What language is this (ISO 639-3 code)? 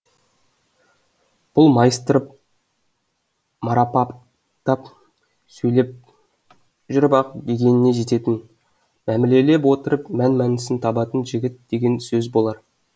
kaz